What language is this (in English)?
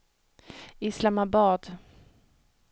Swedish